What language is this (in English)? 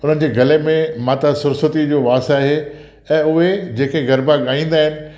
Sindhi